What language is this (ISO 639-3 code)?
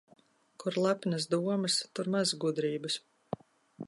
lav